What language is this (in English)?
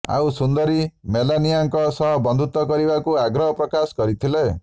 Odia